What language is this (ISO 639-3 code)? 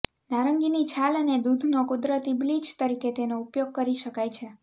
guj